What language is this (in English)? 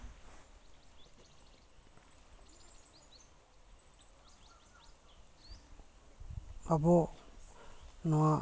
Santali